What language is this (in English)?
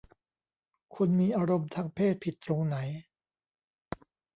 Thai